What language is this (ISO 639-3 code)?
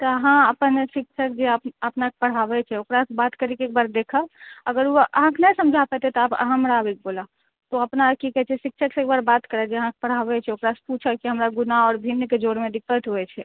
mai